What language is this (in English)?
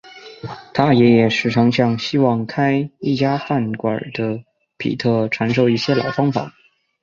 Chinese